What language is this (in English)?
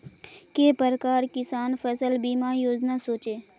Magahi